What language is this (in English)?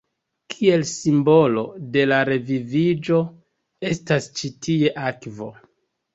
Esperanto